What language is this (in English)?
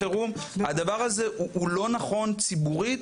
Hebrew